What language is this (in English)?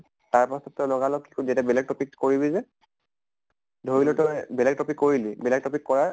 Assamese